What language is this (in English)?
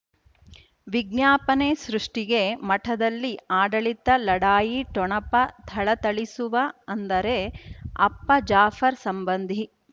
Kannada